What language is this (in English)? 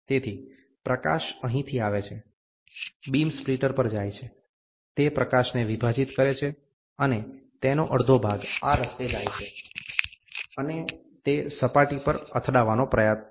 Gujarati